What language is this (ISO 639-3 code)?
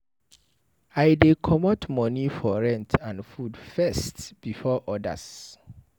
pcm